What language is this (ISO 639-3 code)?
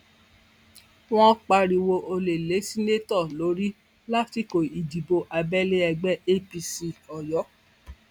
yor